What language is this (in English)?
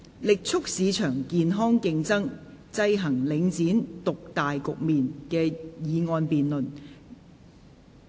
Cantonese